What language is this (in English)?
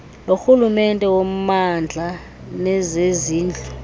Xhosa